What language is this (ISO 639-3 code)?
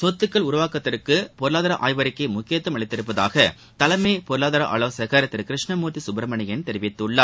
tam